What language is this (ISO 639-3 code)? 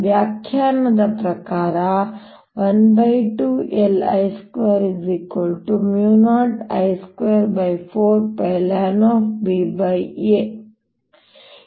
kan